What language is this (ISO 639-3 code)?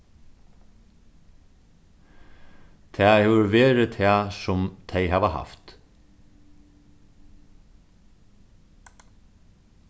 fao